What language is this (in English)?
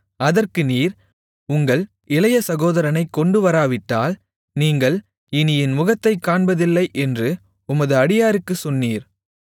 Tamil